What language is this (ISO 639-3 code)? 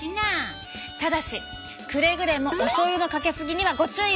jpn